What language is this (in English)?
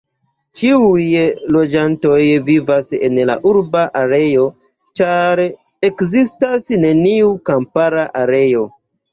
Esperanto